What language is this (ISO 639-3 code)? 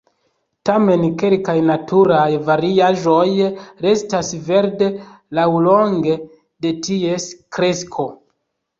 epo